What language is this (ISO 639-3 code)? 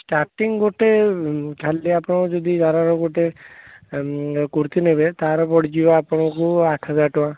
ori